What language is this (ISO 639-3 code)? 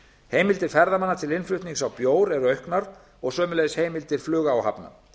isl